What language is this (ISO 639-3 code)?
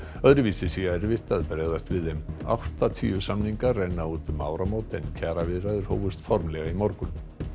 isl